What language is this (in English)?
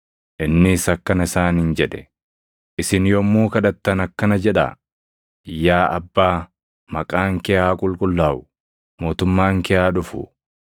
Oromo